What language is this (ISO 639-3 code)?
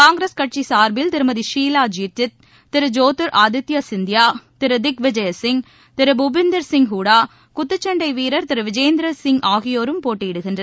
tam